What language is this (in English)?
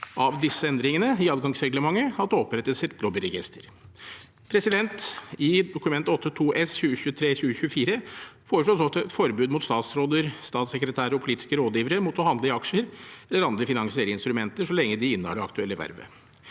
Norwegian